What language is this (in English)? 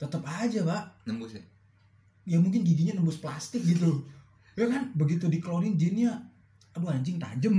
Indonesian